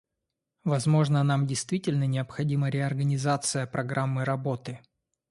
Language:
Russian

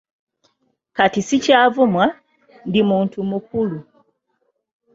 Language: Ganda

